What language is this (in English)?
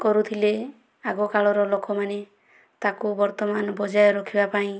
Odia